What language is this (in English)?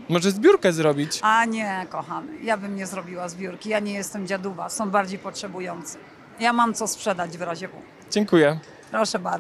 Polish